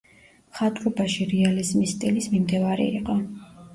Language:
Georgian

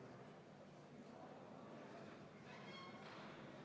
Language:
Estonian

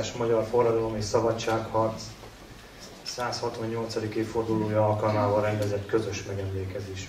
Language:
Hungarian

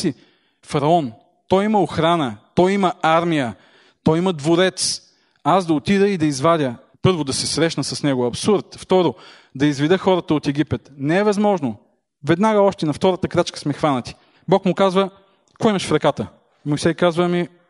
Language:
Bulgarian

